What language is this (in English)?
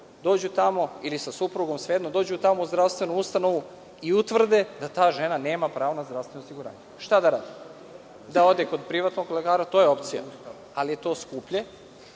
Serbian